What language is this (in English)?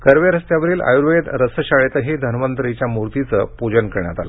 Marathi